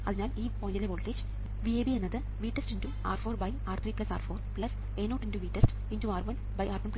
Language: Malayalam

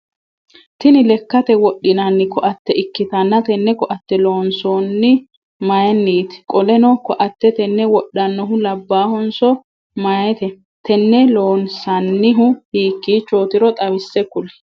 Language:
Sidamo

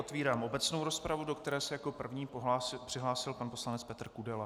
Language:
Czech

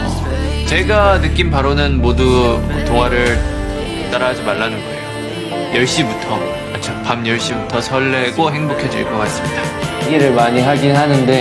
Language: Korean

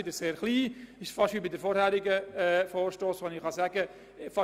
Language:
Swiss German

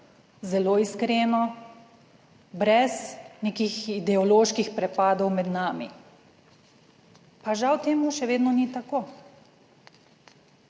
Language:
Slovenian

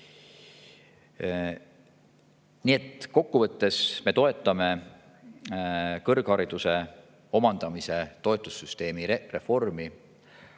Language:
Estonian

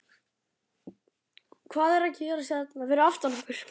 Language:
Icelandic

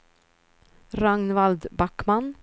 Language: Swedish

